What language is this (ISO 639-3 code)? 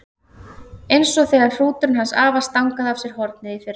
isl